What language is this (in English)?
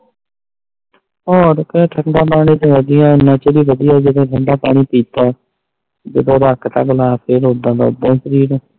Punjabi